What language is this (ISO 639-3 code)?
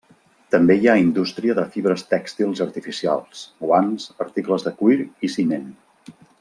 cat